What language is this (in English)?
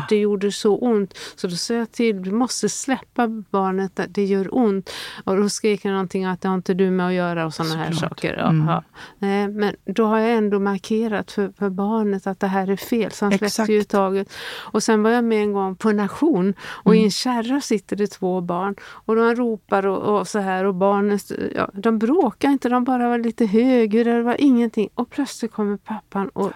Swedish